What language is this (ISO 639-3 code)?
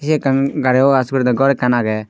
ccp